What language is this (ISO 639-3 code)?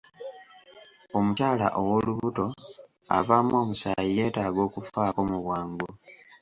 lug